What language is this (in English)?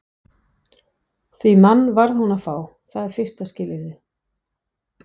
Icelandic